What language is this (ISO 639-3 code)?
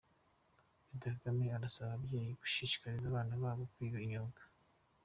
kin